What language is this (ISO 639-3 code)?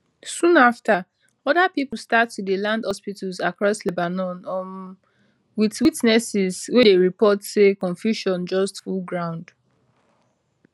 pcm